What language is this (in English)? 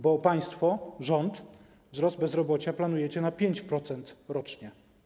Polish